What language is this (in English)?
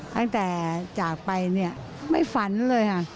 Thai